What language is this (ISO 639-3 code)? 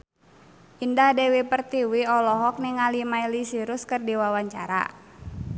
sun